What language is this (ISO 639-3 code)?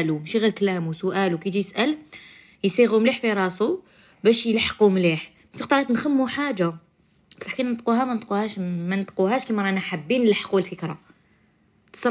ara